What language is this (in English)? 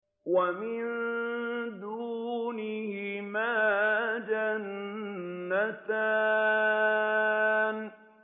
Arabic